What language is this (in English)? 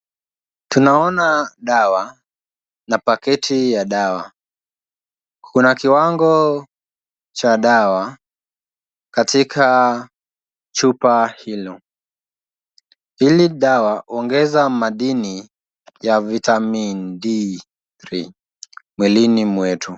Swahili